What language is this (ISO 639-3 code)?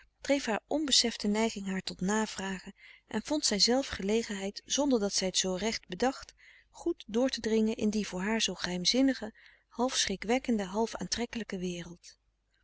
nld